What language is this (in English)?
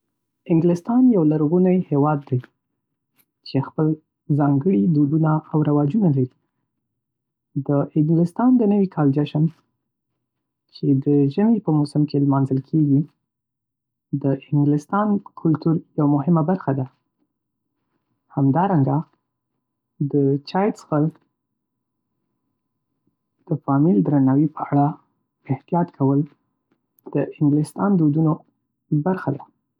Pashto